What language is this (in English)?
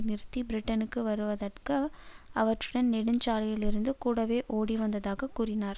Tamil